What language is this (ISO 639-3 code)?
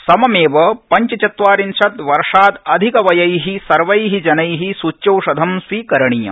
san